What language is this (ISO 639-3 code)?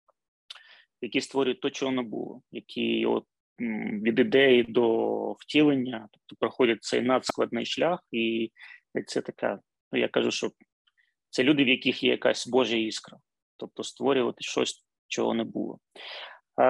ukr